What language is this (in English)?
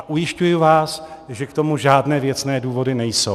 Czech